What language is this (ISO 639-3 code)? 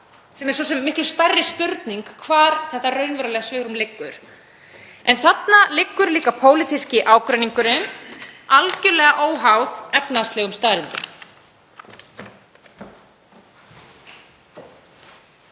isl